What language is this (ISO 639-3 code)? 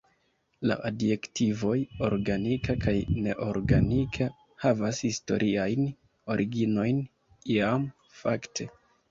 epo